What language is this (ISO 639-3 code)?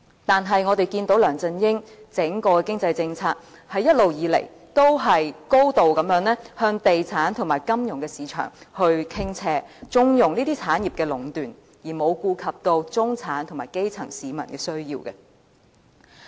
yue